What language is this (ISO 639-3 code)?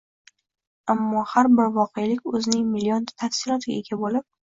uzb